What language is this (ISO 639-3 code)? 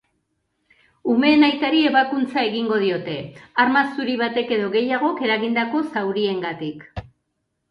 eus